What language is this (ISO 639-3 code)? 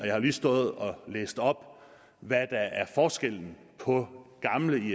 dan